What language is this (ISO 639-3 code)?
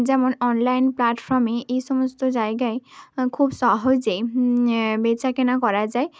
ben